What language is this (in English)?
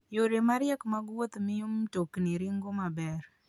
Luo (Kenya and Tanzania)